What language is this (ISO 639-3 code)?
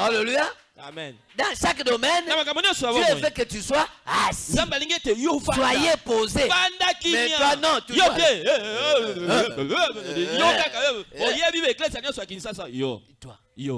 fra